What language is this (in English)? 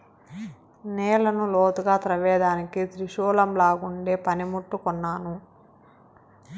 Telugu